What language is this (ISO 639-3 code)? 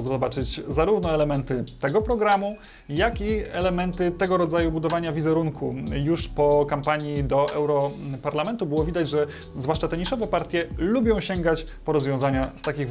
pol